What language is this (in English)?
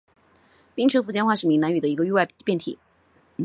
Chinese